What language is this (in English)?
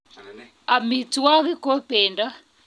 Kalenjin